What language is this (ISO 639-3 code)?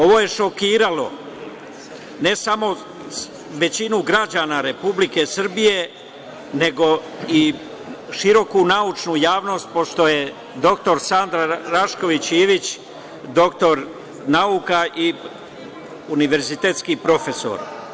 srp